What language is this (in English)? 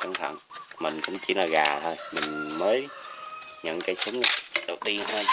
Vietnamese